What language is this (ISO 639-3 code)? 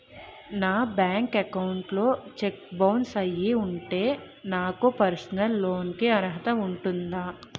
tel